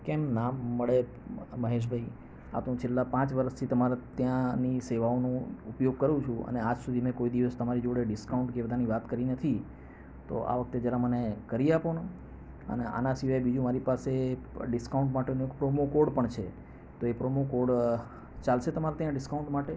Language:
Gujarati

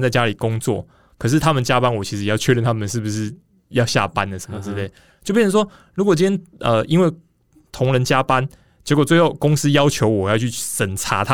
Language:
Chinese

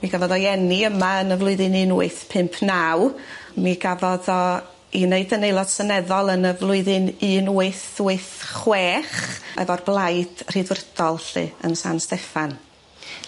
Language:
Welsh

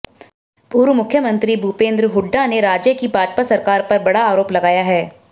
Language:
Hindi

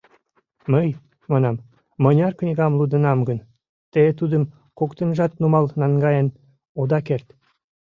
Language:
Mari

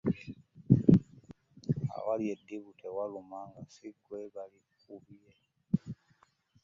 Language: Ganda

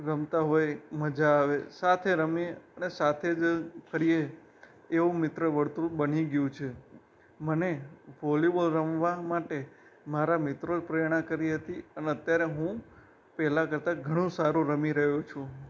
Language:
Gujarati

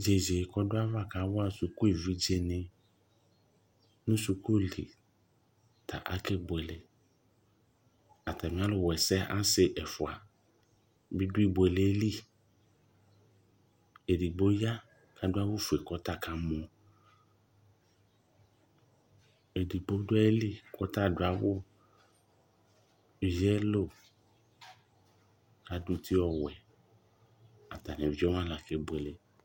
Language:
Ikposo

